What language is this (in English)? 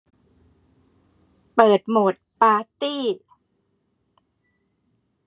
Thai